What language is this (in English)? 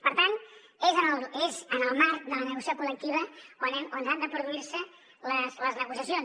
Catalan